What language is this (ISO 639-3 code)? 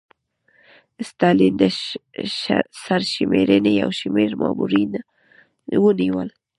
pus